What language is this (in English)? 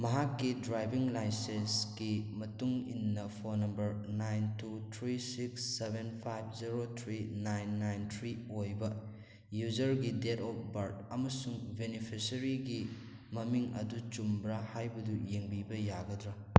Manipuri